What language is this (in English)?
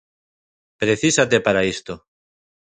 Galician